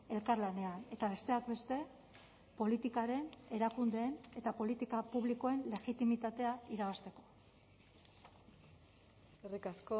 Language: Basque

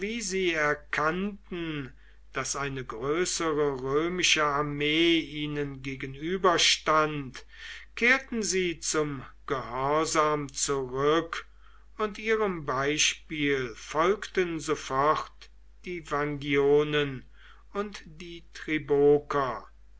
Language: German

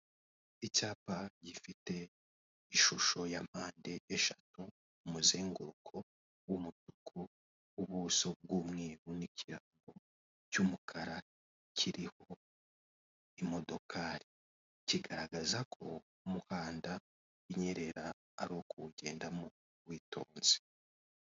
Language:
Kinyarwanda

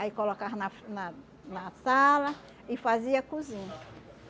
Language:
Portuguese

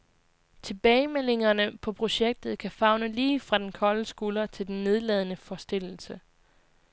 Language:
Danish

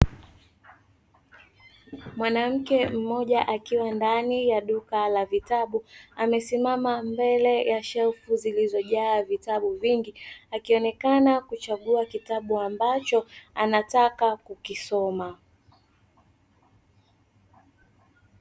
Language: Swahili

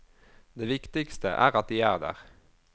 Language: Norwegian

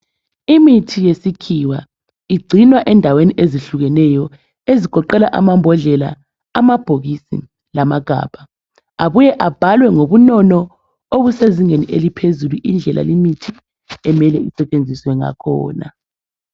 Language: North Ndebele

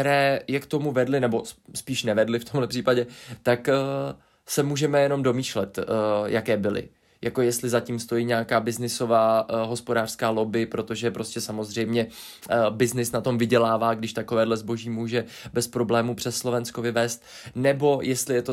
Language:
Czech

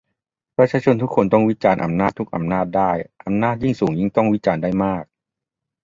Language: Thai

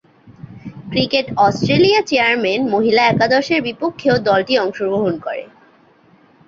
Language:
Bangla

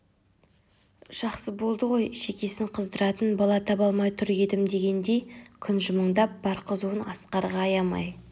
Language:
Kazakh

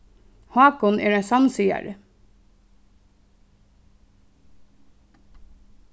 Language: Faroese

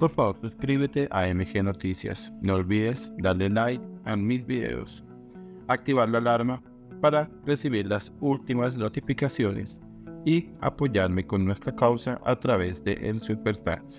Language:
Spanish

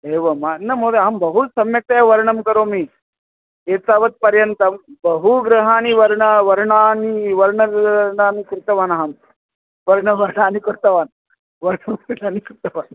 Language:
Sanskrit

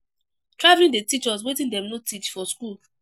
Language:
Nigerian Pidgin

